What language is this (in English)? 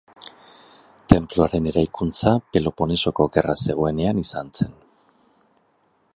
Basque